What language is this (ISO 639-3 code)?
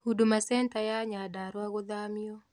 kik